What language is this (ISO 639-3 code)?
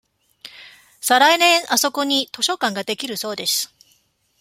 jpn